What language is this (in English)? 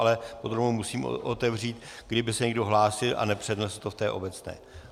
Czech